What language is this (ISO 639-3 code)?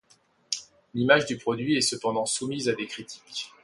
fra